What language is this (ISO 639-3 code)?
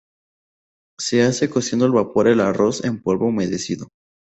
spa